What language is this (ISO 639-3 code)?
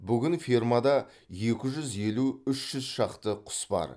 kaz